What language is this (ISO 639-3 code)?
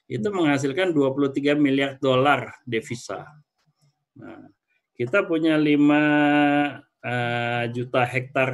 ind